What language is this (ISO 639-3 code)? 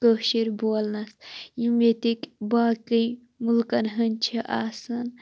kas